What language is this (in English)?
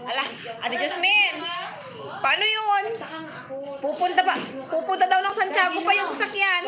Filipino